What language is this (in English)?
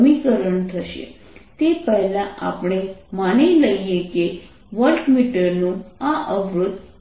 Gujarati